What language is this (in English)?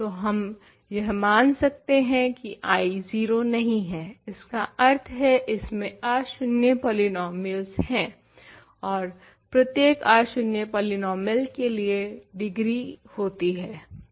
Hindi